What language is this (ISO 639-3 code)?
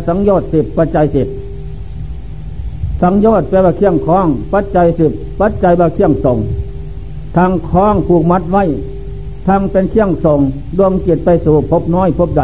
tha